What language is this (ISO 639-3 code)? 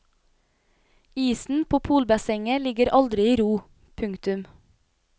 nor